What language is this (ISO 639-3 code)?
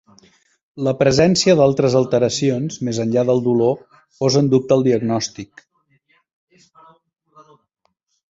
cat